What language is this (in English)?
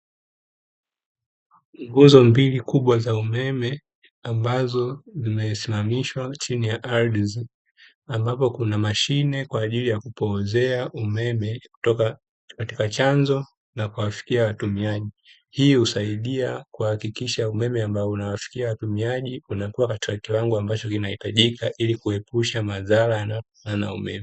Swahili